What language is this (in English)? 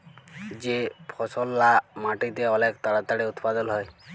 Bangla